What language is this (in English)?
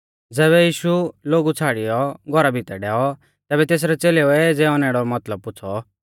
Mahasu Pahari